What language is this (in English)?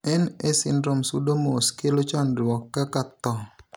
Luo (Kenya and Tanzania)